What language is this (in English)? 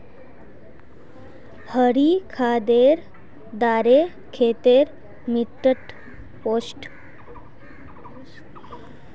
Magahi